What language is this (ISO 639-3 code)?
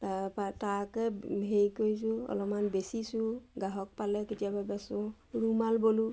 asm